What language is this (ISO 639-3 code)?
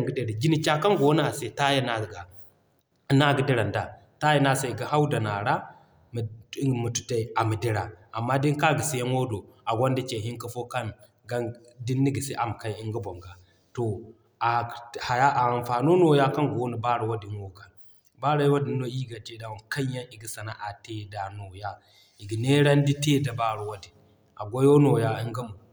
dje